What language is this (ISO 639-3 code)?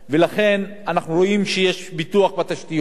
heb